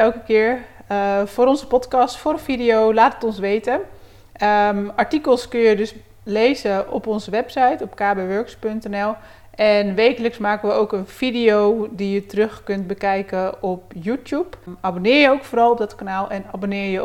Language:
Dutch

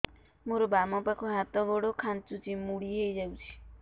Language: Odia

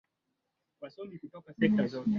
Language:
Swahili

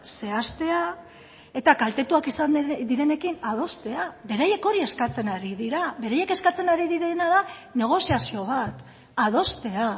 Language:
Basque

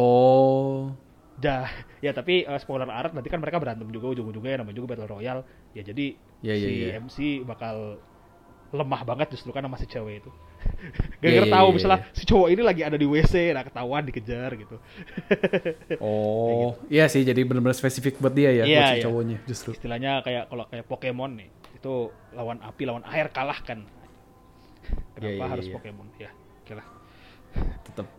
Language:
Indonesian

